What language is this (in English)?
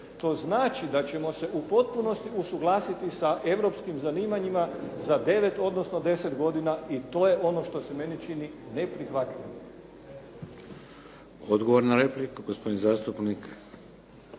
Croatian